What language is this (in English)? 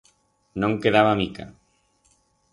Aragonese